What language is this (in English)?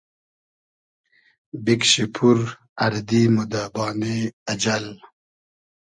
Hazaragi